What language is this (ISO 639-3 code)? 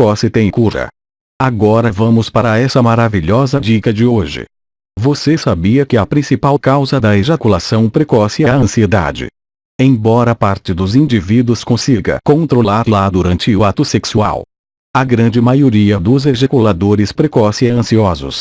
por